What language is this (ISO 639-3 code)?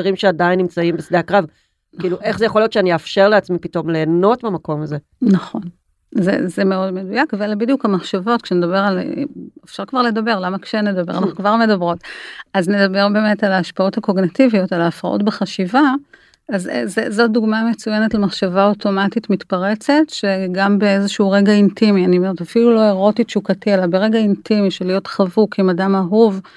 heb